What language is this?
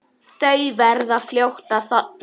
Icelandic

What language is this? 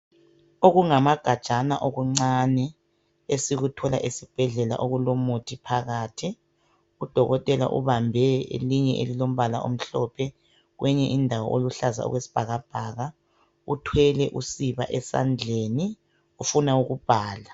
North Ndebele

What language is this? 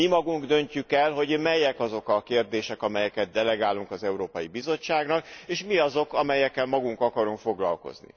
Hungarian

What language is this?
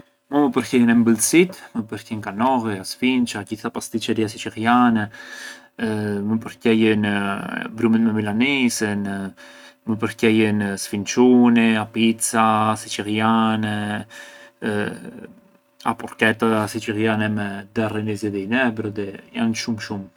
Arbëreshë Albanian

